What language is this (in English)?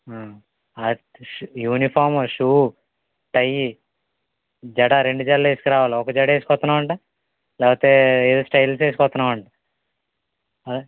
Telugu